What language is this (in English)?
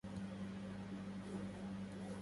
Arabic